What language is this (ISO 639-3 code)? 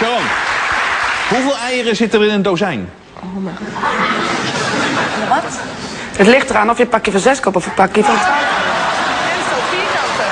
nld